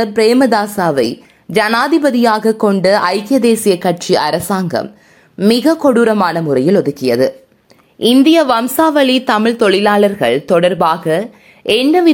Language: Tamil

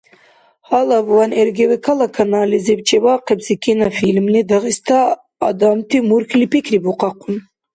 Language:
Dargwa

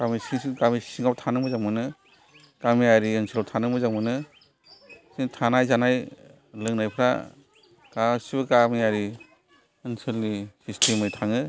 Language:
Bodo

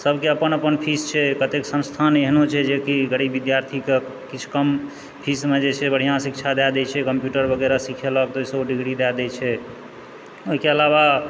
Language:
Maithili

